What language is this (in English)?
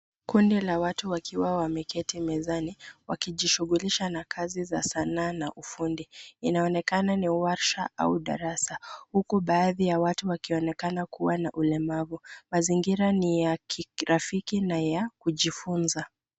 Swahili